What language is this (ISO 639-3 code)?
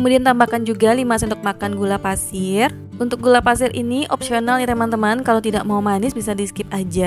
ind